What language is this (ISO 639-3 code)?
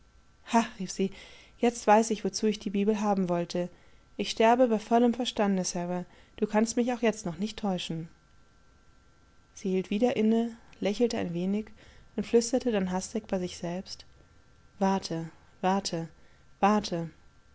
deu